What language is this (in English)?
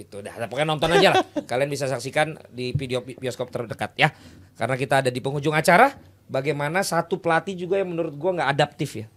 Indonesian